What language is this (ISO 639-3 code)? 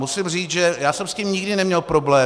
ces